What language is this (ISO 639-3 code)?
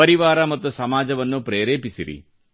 kan